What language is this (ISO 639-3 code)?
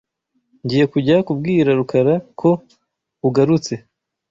kin